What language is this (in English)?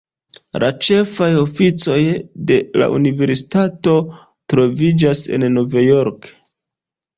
Esperanto